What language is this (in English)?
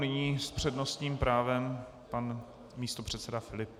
Czech